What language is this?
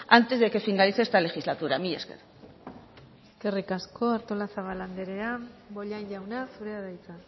Basque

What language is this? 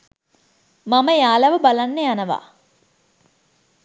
Sinhala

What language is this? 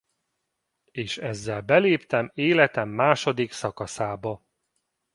Hungarian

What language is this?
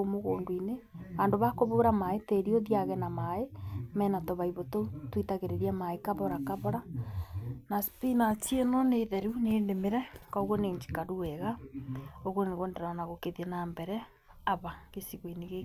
Kikuyu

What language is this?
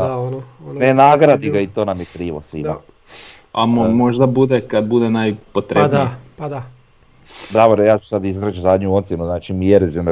Croatian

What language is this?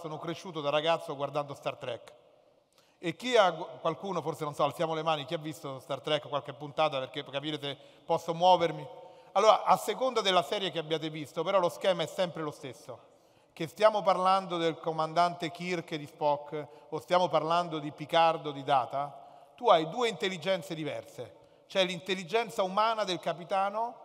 Italian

